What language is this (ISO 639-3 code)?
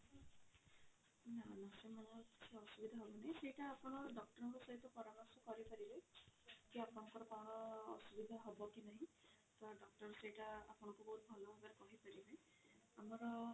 ori